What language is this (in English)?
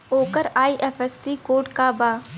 Bhojpuri